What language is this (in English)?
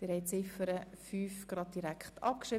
Swiss German